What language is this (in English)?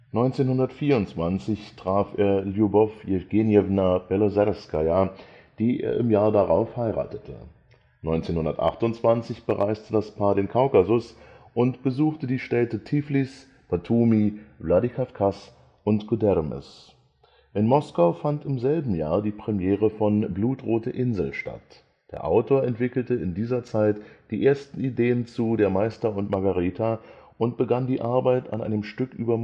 German